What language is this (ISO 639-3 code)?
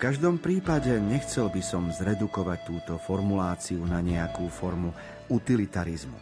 slk